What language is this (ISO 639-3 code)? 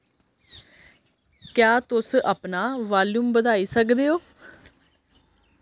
doi